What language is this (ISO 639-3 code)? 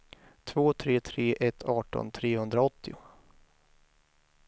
swe